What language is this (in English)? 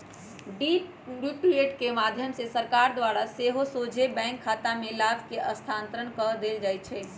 Magahi